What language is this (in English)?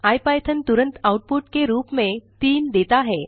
Hindi